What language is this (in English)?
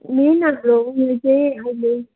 Nepali